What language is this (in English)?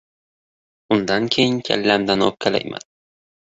Uzbek